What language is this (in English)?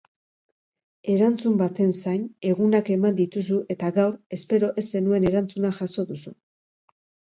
Basque